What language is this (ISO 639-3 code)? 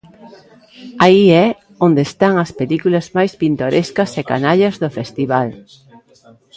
glg